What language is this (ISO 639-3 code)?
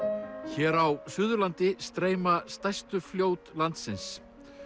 isl